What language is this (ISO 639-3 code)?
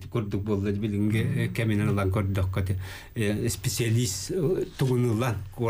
ara